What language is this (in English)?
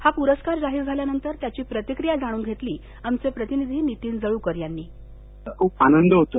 Marathi